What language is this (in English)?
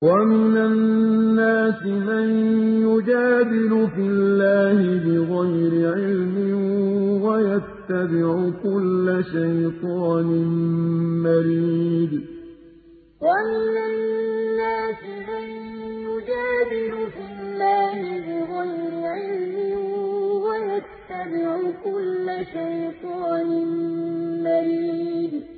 Arabic